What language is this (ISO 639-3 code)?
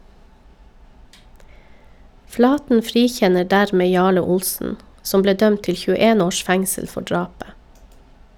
nor